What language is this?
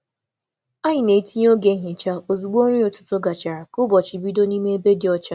Igbo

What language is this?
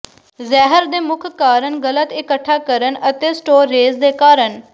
Punjabi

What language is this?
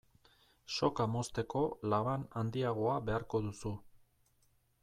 Basque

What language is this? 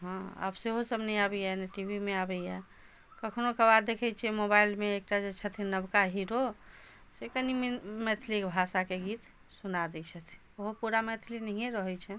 Maithili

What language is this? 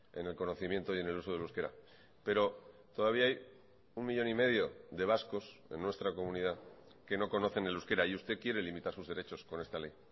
Spanish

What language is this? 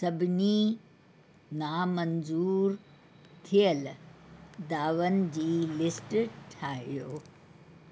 Sindhi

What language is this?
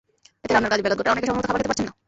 Bangla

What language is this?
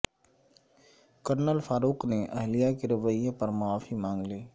Urdu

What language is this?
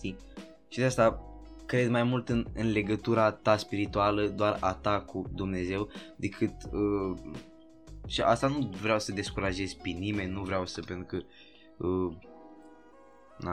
Romanian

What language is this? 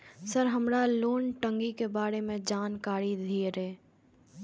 Maithili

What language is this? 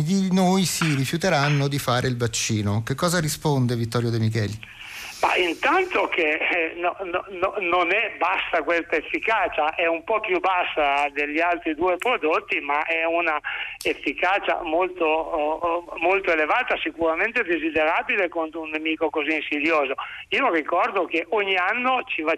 Italian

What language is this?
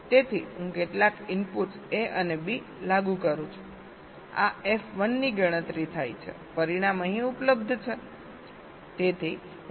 Gujarati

